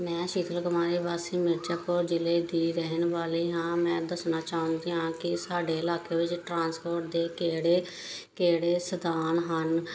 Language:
Punjabi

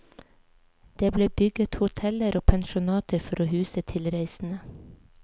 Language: Norwegian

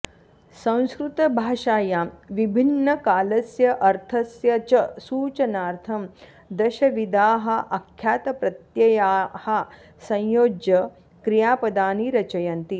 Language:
Sanskrit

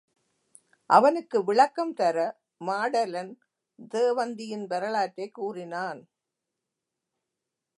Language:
Tamil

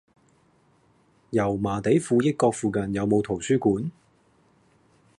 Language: Cantonese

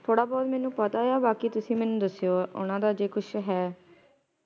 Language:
Punjabi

